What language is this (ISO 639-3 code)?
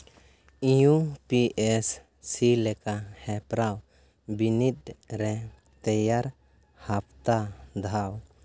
sat